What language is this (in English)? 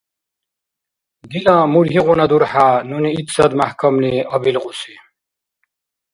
Dargwa